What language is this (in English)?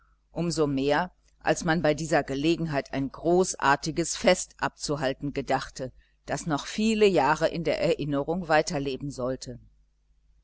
German